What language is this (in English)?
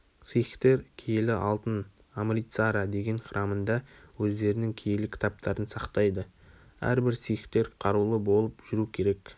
Kazakh